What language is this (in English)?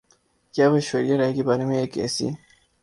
Urdu